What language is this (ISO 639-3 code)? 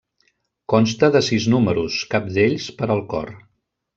cat